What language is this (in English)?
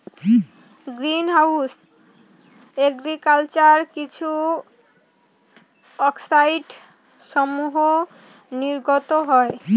Bangla